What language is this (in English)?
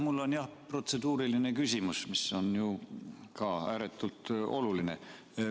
Estonian